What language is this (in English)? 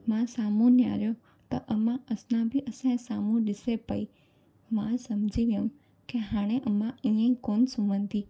Sindhi